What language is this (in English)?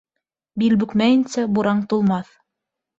Bashkir